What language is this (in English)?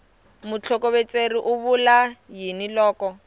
Tsonga